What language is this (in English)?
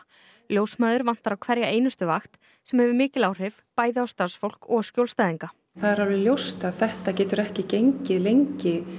Icelandic